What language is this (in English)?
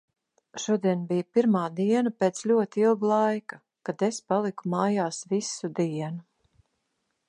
Latvian